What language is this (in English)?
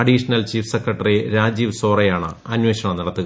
Malayalam